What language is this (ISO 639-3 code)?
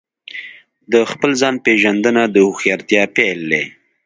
pus